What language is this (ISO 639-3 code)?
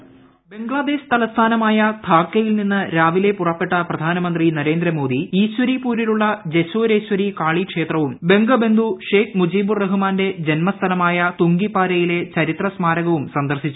mal